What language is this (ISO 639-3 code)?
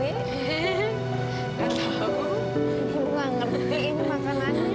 ind